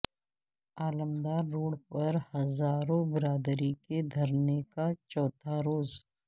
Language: Urdu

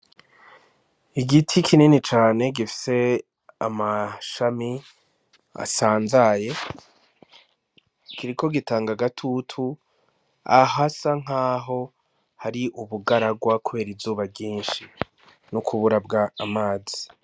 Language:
Rundi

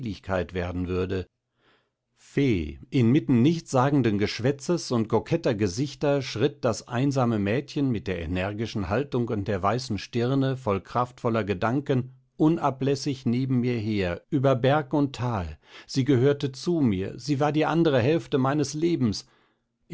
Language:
German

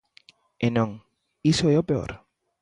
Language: Galician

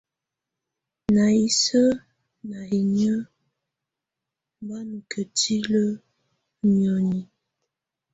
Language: Tunen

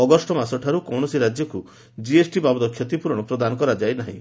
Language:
Odia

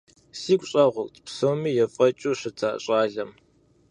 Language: Kabardian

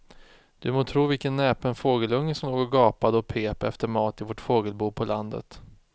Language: Swedish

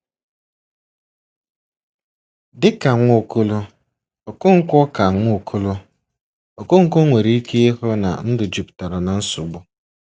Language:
Igbo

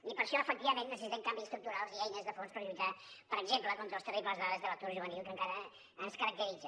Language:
Catalan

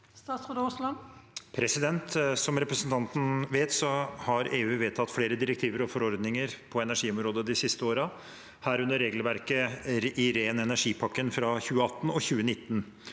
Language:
Norwegian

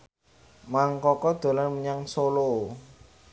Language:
Javanese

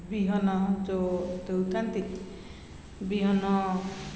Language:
Odia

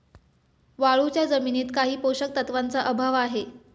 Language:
Marathi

